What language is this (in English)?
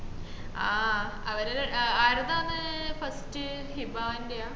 Malayalam